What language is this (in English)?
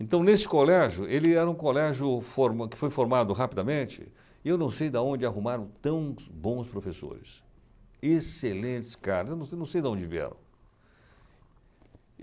Portuguese